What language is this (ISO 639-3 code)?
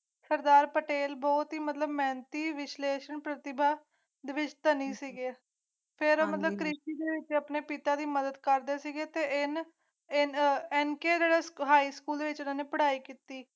pan